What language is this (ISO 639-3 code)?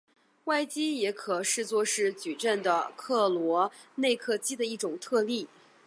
zho